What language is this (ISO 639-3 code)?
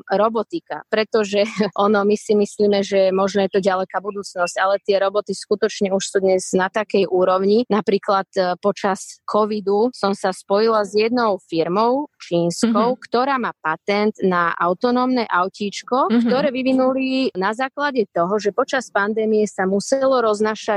ces